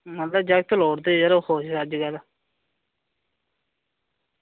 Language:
Dogri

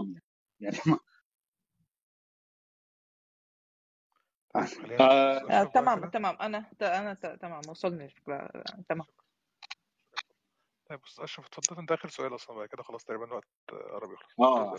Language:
Arabic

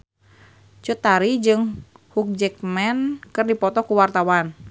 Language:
Sundanese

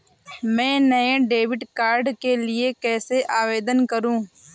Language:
Hindi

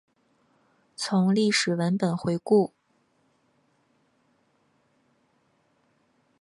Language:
Chinese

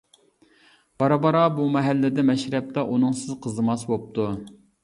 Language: Uyghur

